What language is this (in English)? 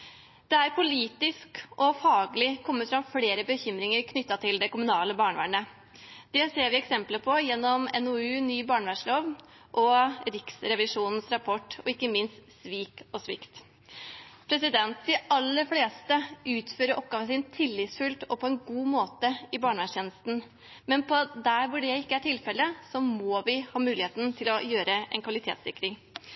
Norwegian Bokmål